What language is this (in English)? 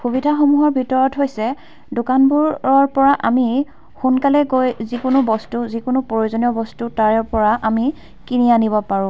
Assamese